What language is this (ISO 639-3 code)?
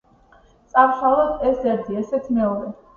kat